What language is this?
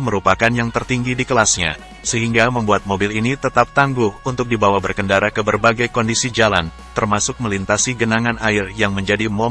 Indonesian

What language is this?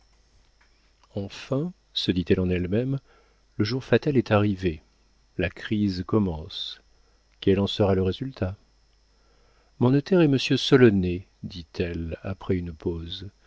French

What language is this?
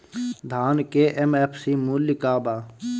Bhojpuri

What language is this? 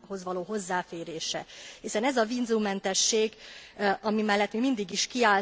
Hungarian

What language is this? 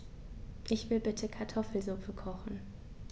German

